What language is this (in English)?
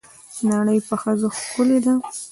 Pashto